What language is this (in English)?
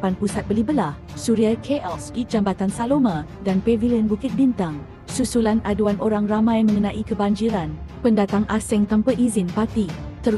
Malay